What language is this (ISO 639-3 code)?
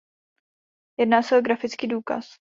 ces